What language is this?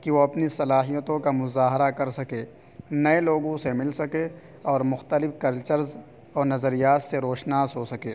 Urdu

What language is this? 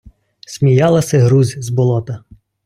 Ukrainian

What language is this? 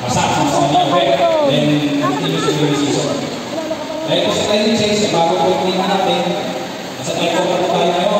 Filipino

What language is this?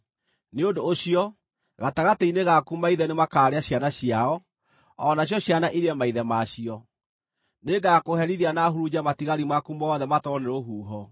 Kikuyu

